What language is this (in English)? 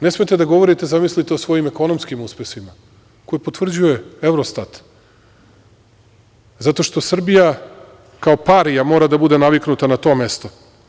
Serbian